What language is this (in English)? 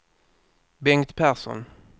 Swedish